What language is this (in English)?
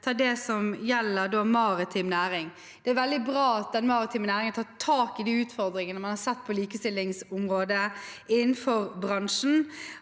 Norwegian